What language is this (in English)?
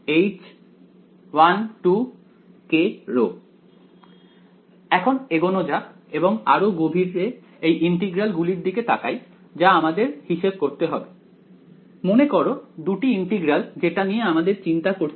Bangla